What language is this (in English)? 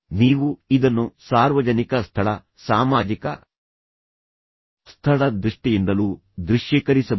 Kannada